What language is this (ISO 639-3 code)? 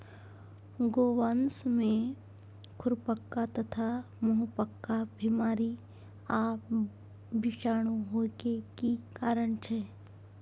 mai